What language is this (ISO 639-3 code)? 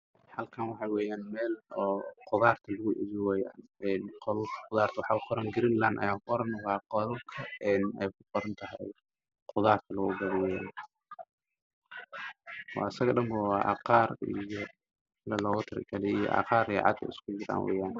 som